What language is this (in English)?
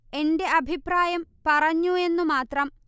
Malayalam